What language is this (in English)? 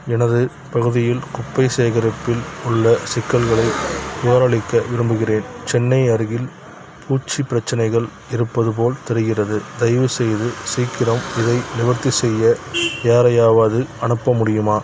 Tamil